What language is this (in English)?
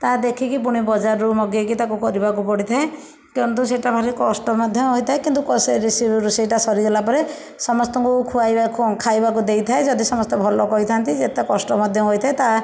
Odia